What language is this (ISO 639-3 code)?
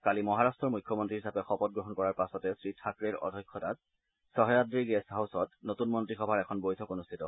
asm